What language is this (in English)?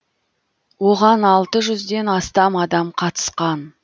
Kazakh